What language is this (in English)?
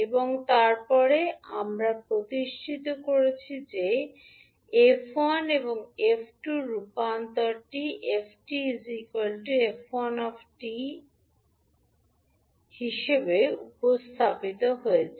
Bangla